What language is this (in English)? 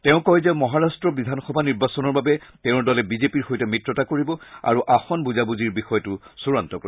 Assamese